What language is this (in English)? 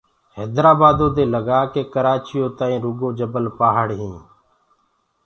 Gurgula